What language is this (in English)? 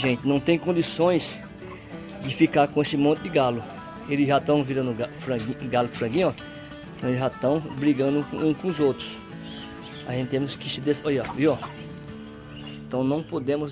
Portuguese